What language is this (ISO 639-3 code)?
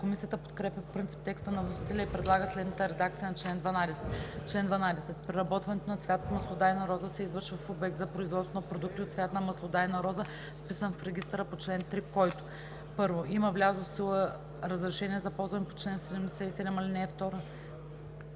bul